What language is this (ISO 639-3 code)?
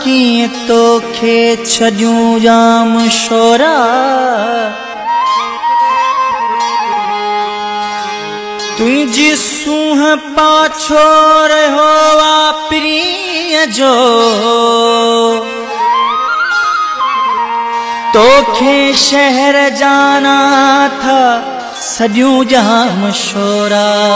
hin